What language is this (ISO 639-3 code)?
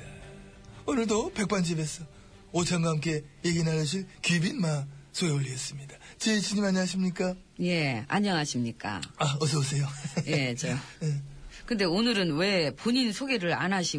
kor